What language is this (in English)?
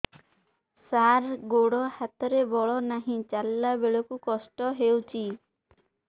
Odia